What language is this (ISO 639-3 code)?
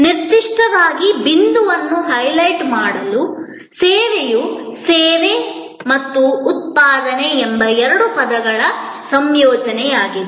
kan